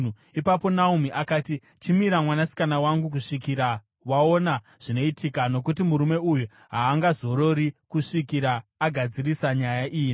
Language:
Shona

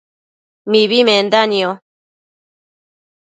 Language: Matsés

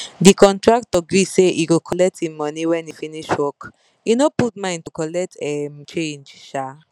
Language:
Nigerian Pidgin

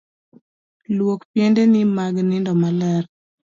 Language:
Luo (Kenya and Tanzania)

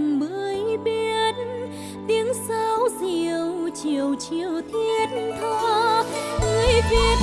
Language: Vietnamese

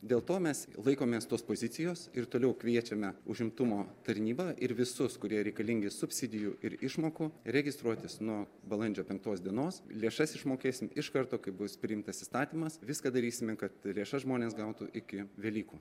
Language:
Lithuanian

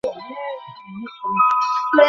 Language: Bangla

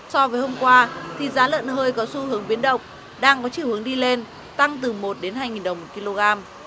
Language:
Vietnamese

